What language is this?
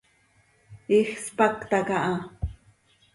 Seri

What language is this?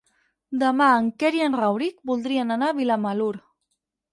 Catalan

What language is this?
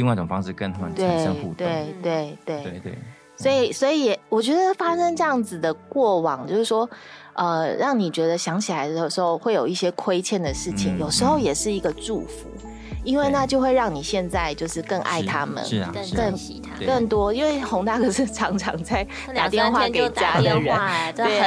Chinese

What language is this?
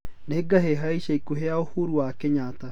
Kikuyu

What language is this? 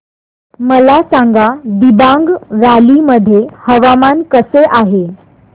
Marathi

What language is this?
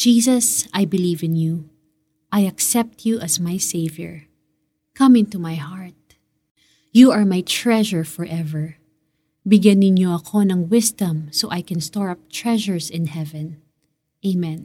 Filipino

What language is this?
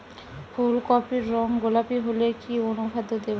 Bangla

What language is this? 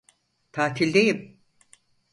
Turkish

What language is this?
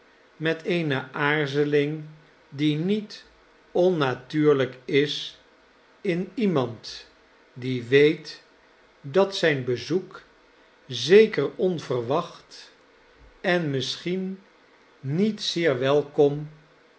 Dutch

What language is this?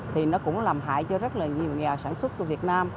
Vietnamese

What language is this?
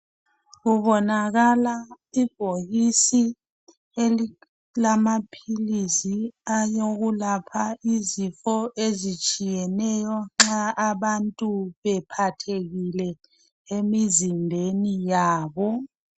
North Ndebele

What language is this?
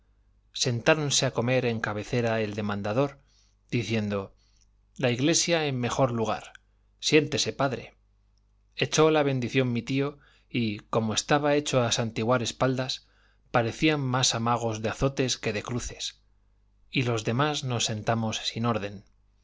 Spanish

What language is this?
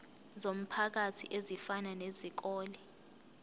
Zulu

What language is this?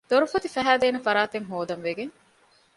Divehi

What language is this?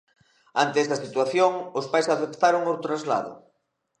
Galician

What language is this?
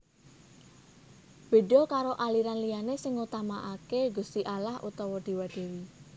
Javanese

